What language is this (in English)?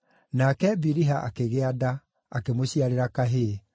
Kikuyu